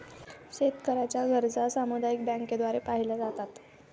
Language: Marathi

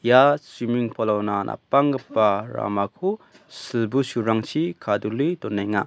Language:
Garo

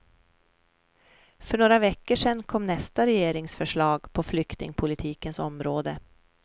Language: Swedish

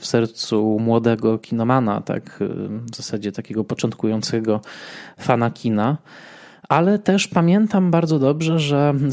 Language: Polish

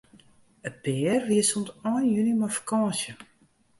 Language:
Western Frisian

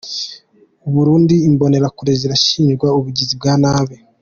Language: Kinyarwanda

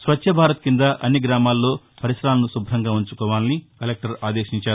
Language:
Telugu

